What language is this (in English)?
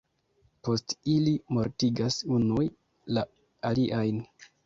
Esperanto